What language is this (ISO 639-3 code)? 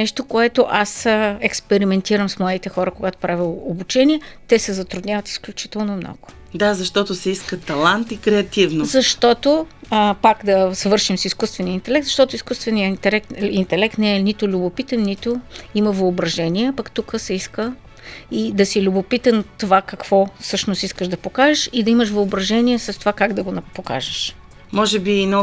bul